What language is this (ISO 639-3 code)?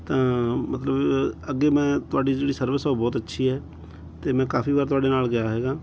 pan